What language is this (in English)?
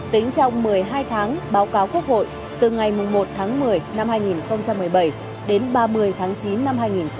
Vietnamese